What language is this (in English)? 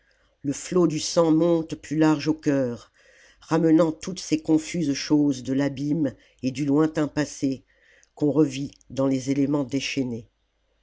French